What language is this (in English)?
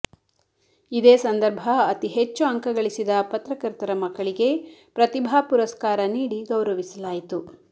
Kannada